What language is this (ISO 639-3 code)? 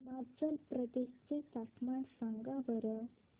mar